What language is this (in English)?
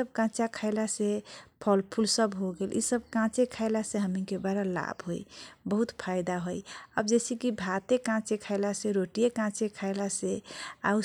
Kochila Tharu